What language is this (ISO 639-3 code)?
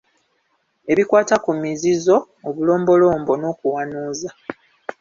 lug